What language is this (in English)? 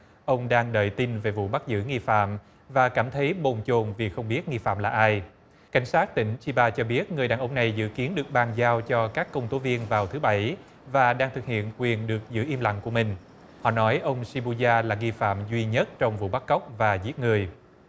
Vietnamese